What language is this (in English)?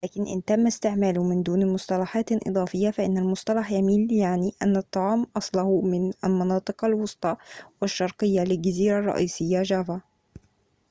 Arabic